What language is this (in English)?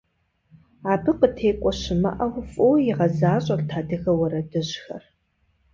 Kabardian